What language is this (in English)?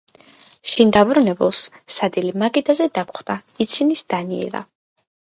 Georgian